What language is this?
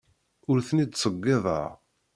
Kabyle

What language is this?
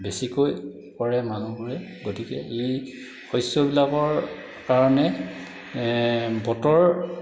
Assamese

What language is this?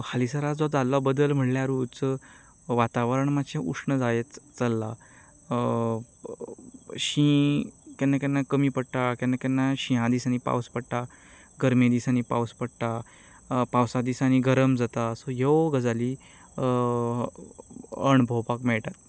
Konkani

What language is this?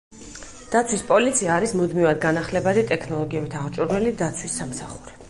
Georgian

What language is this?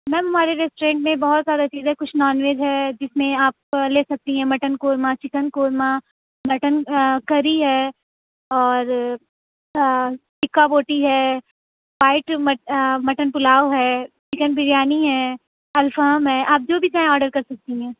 Urdu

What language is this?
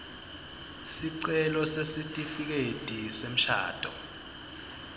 Swati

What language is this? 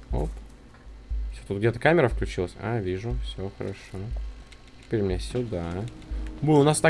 Russian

